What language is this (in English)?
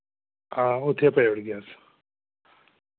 Dogri